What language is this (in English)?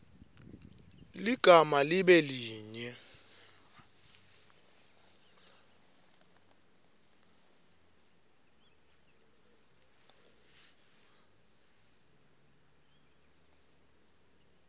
Swati